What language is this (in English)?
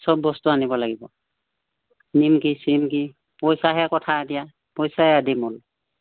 Assamese